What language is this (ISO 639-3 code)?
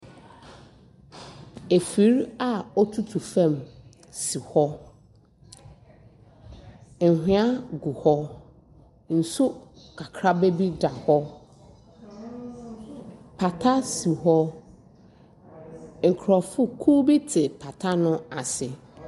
aka